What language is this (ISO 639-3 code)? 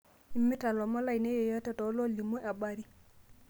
mas